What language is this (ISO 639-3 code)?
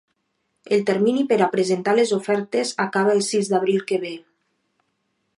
cat